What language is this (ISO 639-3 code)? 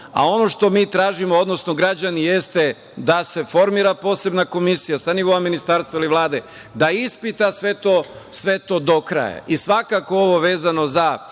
srp